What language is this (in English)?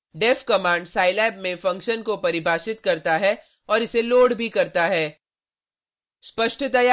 Hindi